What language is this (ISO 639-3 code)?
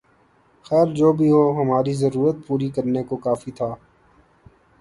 urd